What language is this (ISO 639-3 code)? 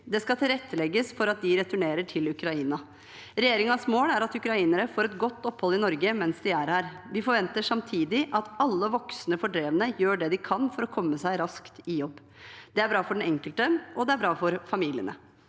nor